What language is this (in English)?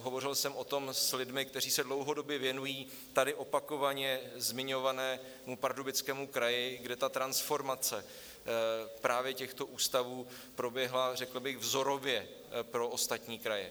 Czech